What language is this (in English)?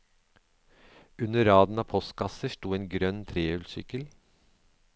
Norwegian